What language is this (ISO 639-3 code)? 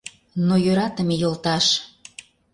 chm